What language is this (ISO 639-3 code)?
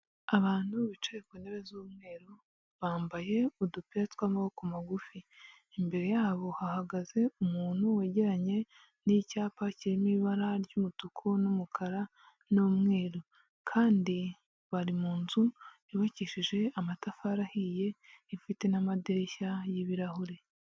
kin